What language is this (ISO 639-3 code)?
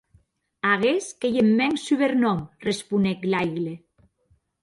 oci